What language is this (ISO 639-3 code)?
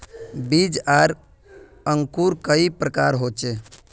mag